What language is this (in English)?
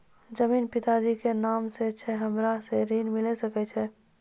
Maithili